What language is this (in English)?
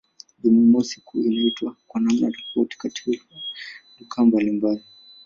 Swahili